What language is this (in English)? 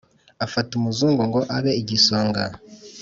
Kinyarwanda